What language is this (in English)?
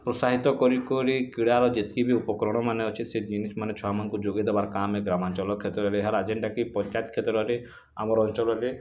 Odia